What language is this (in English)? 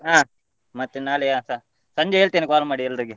Kannada